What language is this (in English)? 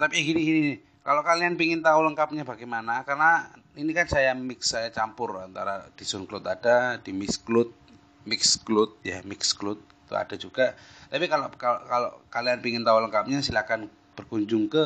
Indonesian